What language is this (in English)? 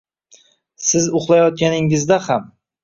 Uzbek